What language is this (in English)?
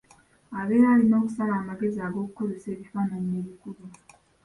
Ganda